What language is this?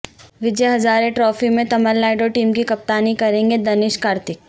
Urdu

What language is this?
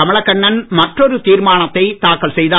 Tamil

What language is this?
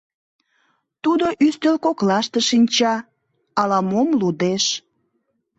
Mari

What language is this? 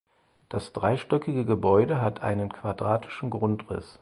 German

